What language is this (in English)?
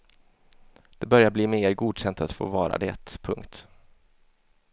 Swedish